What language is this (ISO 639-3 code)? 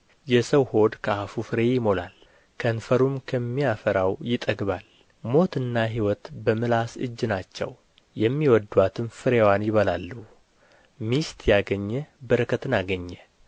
amh